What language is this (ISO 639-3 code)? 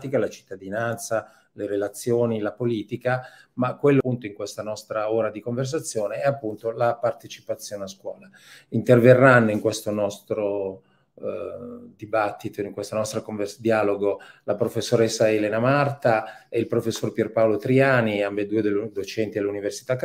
ita